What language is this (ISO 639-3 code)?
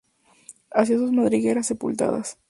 spa